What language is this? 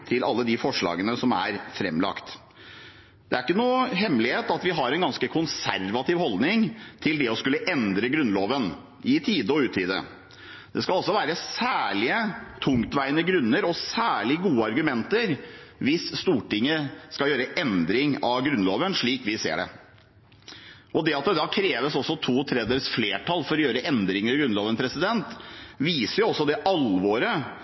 Norwegian Bokmål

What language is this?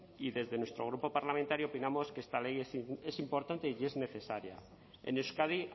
Spanish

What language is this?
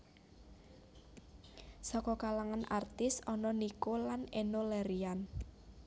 Javanese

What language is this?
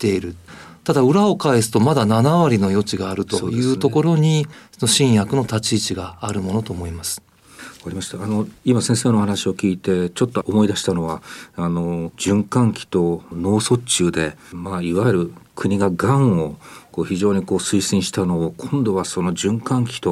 Japanese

